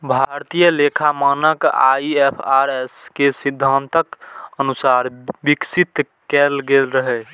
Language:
Maithili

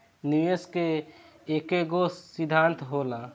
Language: Bhojpuri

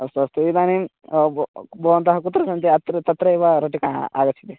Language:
Sanskrit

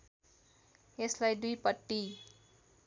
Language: Nepali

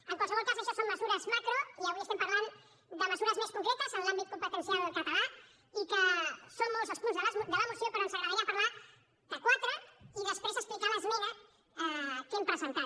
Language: Catalan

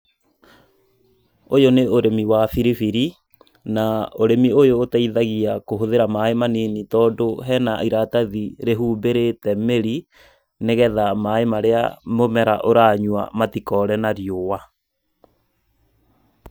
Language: Kikuyu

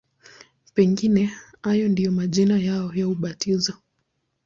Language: Swahili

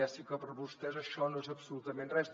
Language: Catalan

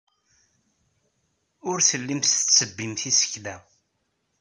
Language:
Kabyle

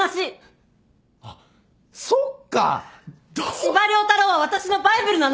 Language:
Japanese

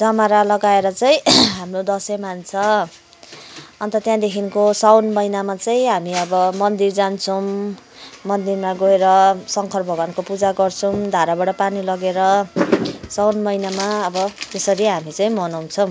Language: Nepali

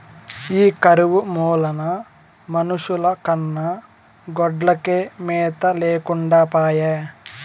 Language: Telugu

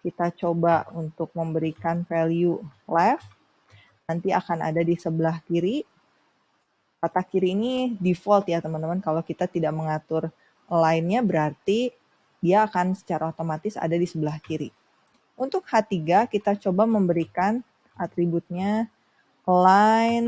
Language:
Indonesian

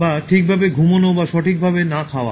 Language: Bangla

